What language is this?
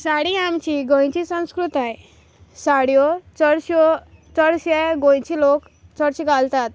Konkani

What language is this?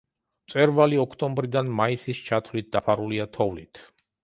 Georgian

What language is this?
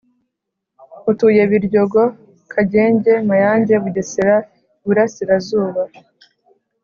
Kinyarwanda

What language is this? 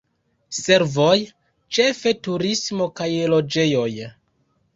Esperanto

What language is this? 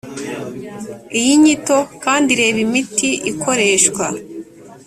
Kinyarwanda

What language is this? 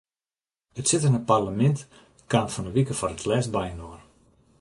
Western Frisian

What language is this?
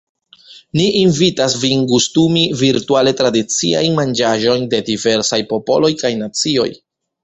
Esperanto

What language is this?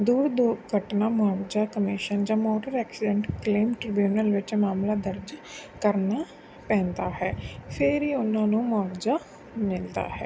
Punjabi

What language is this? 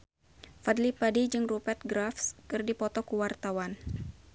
Sundanese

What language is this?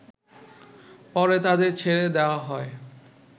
Bangla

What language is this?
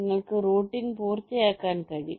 Malayalam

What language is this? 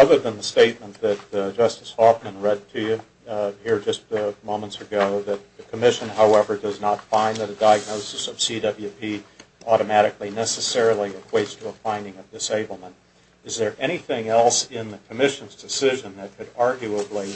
English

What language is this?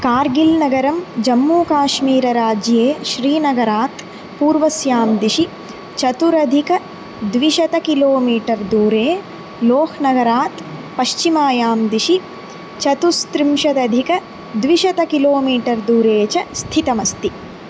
Sanskrit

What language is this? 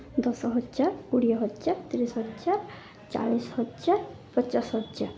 Odia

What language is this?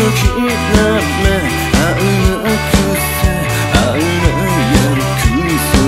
Romanian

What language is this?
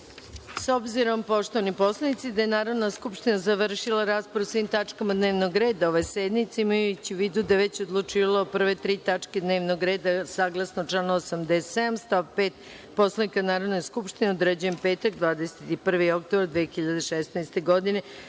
Serbian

